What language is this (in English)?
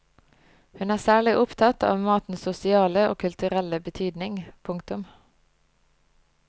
Norwegian